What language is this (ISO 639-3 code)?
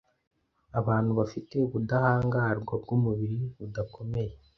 kin